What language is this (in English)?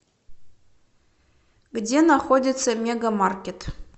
Russian